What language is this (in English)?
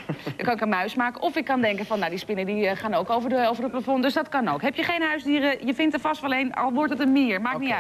Dutch